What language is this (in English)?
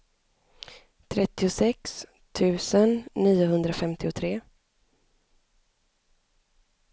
Swedish